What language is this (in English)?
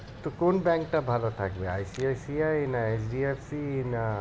Bangla